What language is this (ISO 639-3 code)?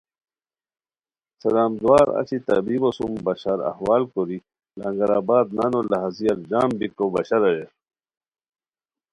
khw